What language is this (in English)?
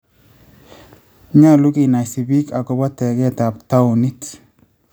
Kalenjin